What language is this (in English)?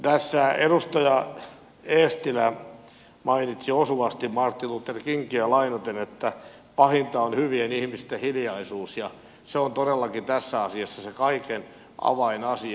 Finnish